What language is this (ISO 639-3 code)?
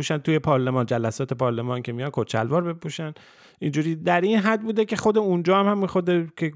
fas